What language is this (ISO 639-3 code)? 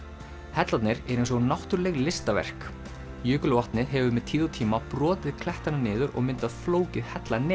isl